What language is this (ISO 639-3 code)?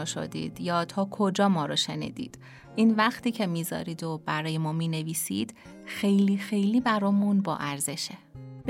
fas